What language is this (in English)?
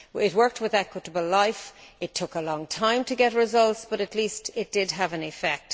English